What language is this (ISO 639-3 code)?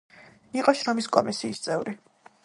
kat